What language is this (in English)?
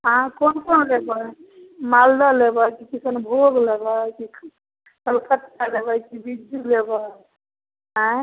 Maithili